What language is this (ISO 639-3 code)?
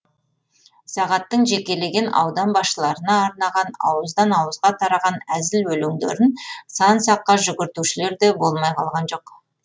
kaz